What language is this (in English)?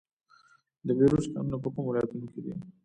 Pashto